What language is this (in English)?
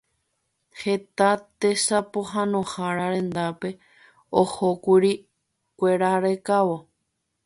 Guarani